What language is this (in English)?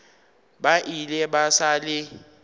Northern Sotho